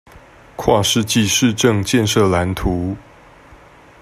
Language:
Chinese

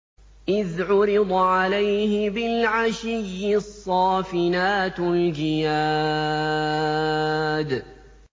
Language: Arabic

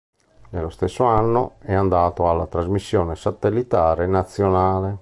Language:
Italian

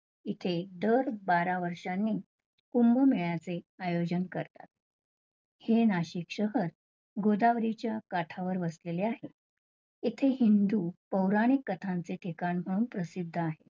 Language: Marathi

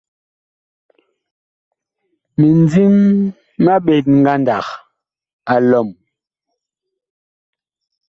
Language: Bakoko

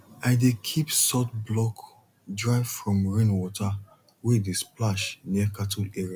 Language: Nigerian Pidgin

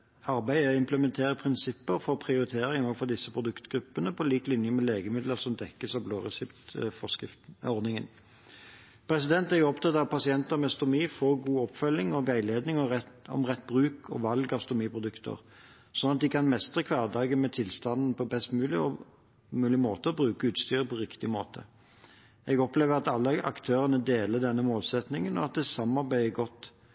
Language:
Norwegian Bokmål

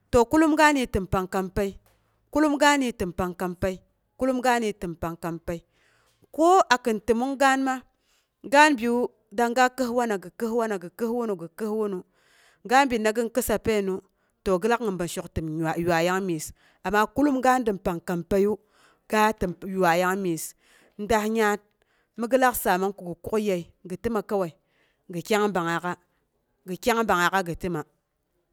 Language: Boghom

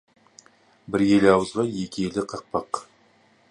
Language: Kazakh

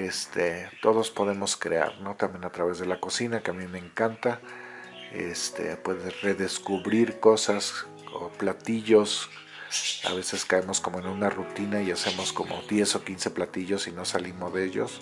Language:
Spanish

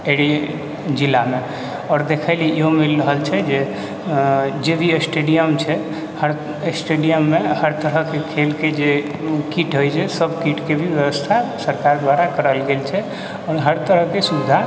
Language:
Maithili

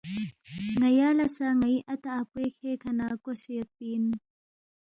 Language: Balti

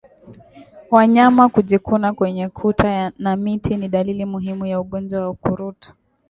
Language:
Swahili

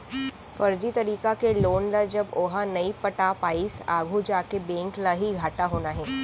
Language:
Chhattisgarhi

